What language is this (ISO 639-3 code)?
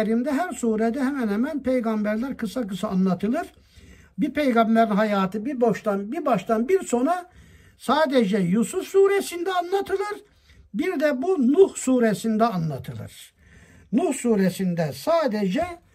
tur